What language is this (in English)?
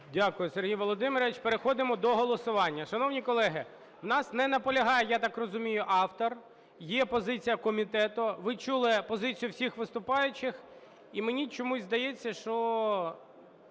Ukrainian